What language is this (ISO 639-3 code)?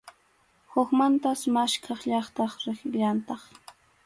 qxu